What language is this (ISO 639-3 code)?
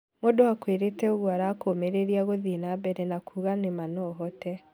kik